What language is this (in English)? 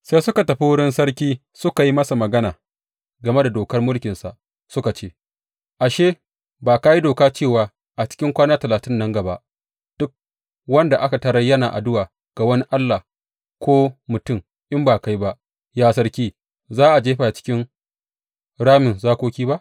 Hausa